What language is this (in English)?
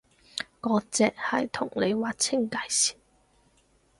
Cantonese